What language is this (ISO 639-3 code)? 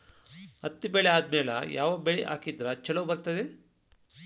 kan